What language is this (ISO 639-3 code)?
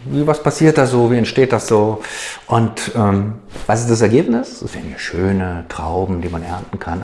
deu